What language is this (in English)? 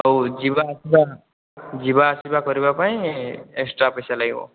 Odia